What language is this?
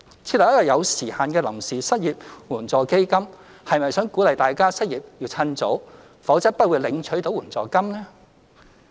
Cantonese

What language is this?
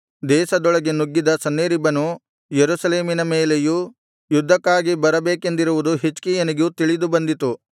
Kannada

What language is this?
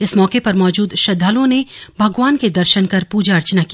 Hindi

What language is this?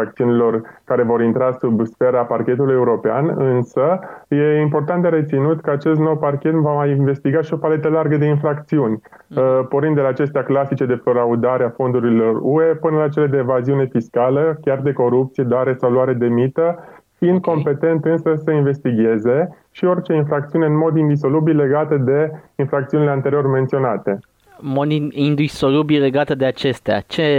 Romanian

